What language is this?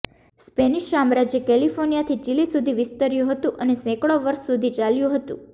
Gujarati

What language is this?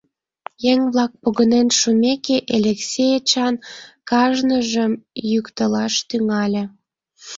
Mari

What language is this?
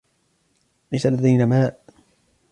Arabic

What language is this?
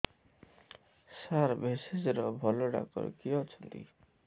Odia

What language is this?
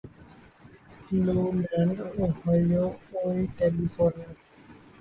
Urdu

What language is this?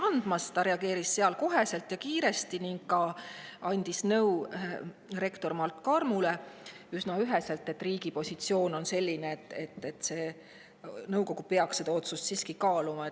Estonian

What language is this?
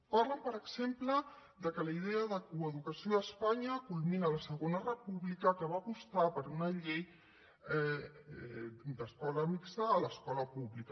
Catalan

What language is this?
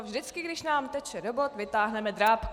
Czech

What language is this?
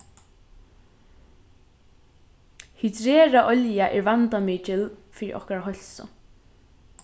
Faroese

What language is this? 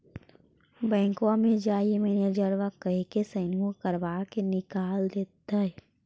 Magahi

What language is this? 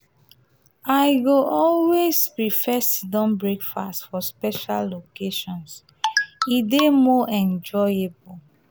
Nigerian Pidgin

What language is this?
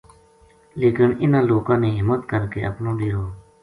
Gujari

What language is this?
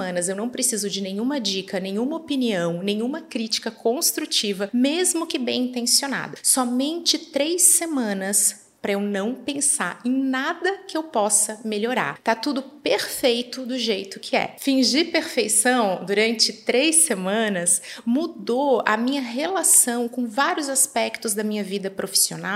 Portuguese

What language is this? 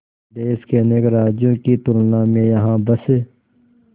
Hindi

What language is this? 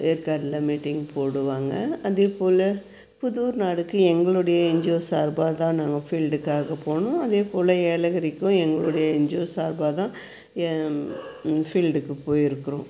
Tamil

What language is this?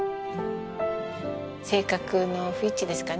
Japanese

